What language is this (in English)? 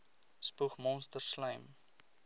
Afrikaans